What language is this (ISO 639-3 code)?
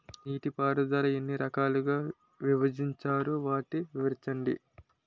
tel